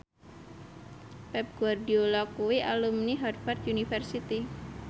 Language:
Javanese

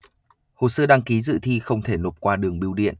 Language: Vietnamese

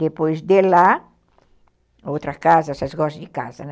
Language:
Portuguese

